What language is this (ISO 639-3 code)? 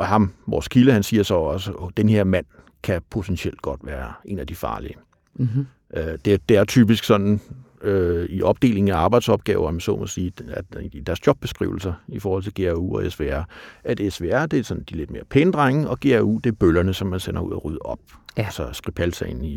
dan